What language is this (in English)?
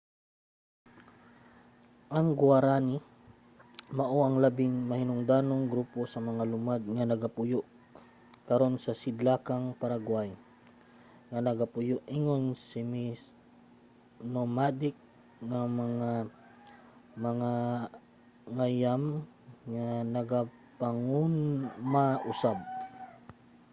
Cebuano